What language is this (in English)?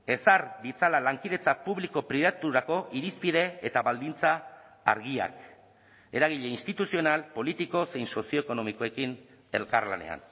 Basque